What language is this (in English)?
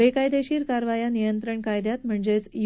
Marathi